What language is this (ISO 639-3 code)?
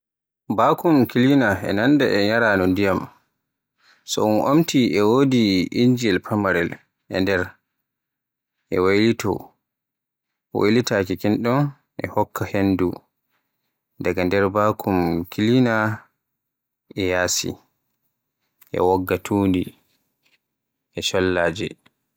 fue